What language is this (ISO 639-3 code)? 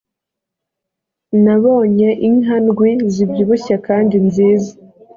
kin